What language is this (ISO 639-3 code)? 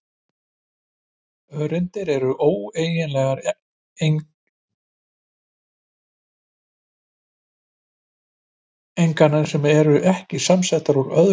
isl